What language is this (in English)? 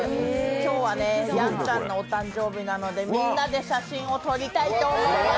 Japanese